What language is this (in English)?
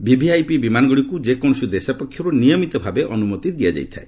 Odia